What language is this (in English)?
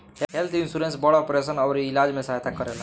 Bhojpuri